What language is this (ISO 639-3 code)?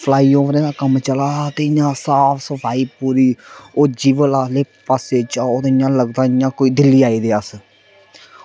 doi